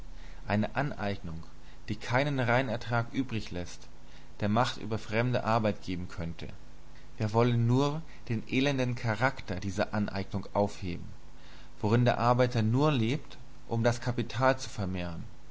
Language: German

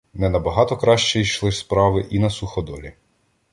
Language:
Ukrainian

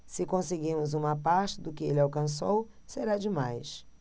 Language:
Portuguese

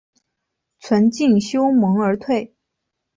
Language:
Chinese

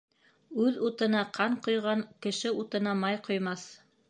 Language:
Bashkir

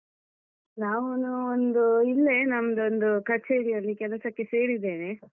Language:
Kannada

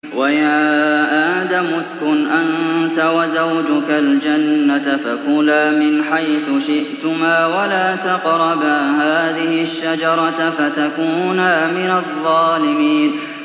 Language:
Arabic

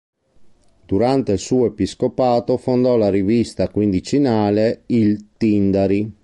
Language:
Italian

